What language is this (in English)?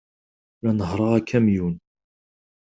Kabyle